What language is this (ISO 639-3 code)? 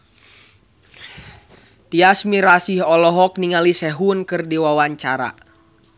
sun